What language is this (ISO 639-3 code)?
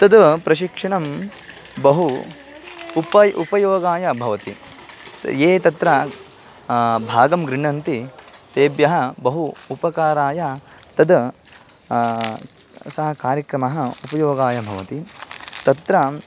san